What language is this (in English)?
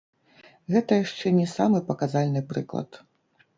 Belarusian